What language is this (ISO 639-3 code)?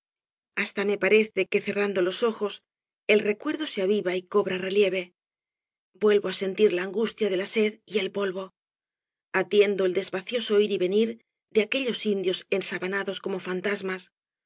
spa